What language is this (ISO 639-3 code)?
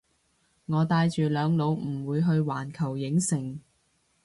yue